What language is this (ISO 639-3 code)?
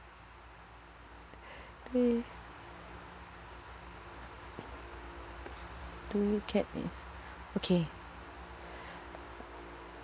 eng